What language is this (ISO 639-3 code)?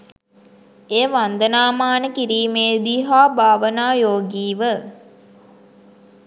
sin